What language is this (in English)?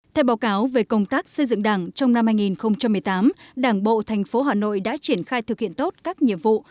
Vietnamese